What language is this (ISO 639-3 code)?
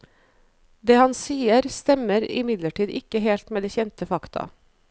nor